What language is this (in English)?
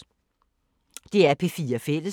Danish